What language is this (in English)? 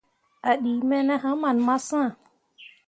Mundang